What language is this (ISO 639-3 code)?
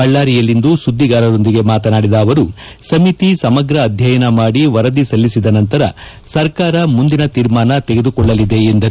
kan